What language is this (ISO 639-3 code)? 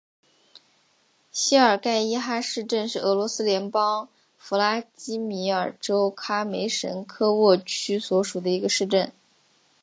zho